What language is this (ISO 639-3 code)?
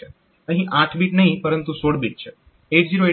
guj